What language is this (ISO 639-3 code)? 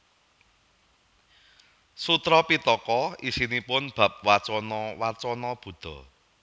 jav